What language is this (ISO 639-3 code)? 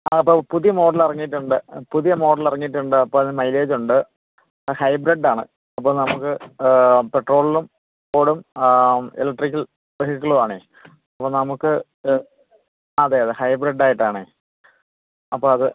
mal